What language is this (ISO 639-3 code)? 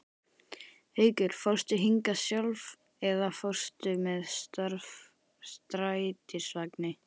isl